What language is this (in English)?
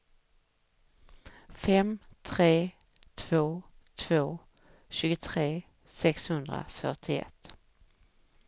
Swedish